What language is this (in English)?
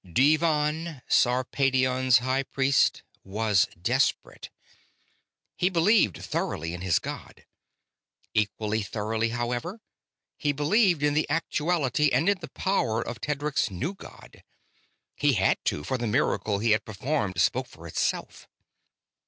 English